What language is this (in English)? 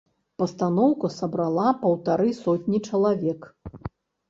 Belarusian